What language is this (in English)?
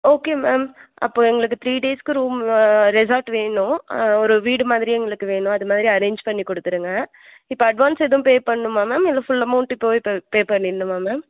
Tamil